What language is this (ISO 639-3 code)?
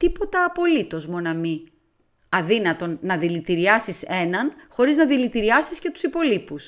ell